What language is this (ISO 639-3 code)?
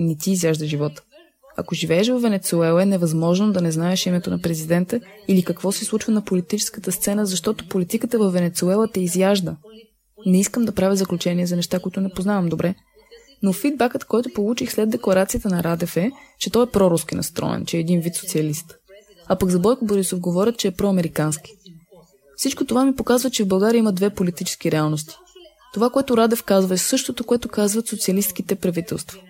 bul